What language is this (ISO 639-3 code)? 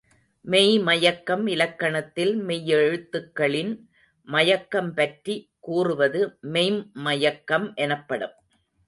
tam